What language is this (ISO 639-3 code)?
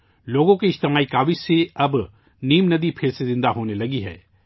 urd